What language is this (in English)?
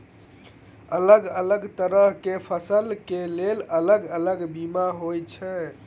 Maithili